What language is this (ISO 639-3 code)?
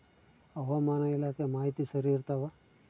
kan